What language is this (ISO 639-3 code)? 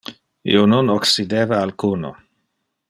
ina